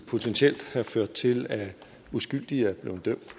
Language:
Danish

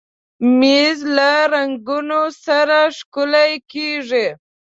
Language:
Pashto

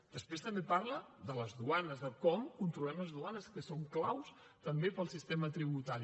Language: Catalan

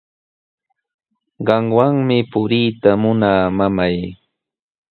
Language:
Sihuas Ancash Quechua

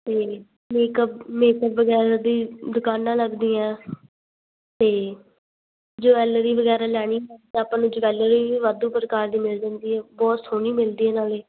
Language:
Punjabi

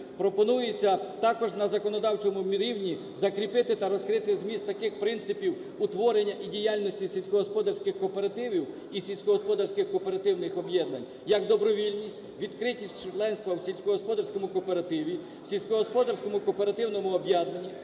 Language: Ukrainian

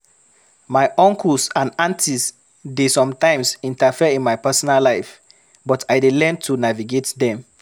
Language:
Nigerian Pidgin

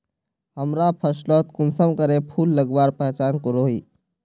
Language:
Magahi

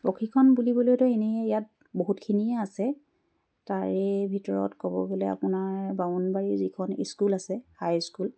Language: Assamese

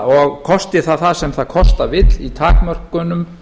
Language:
Icelandic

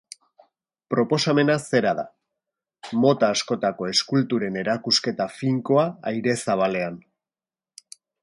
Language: Basque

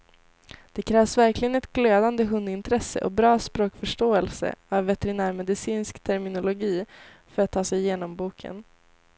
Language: Swedish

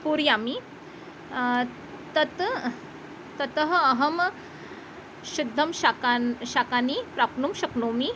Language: Sanskrit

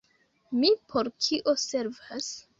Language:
Esperanto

